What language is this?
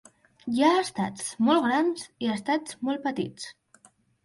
Catalan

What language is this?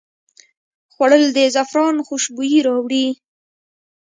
Pashto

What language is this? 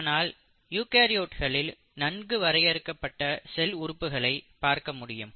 Tamil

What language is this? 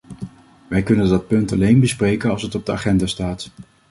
Dutch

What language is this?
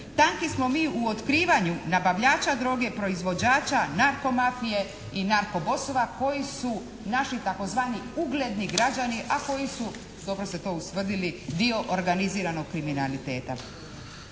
Croatian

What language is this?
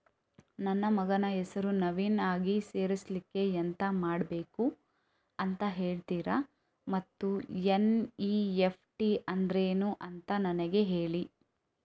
Kannada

